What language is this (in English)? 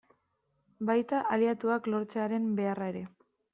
Basque